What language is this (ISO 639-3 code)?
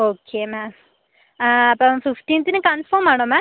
mal